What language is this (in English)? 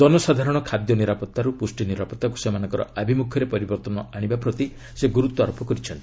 Odia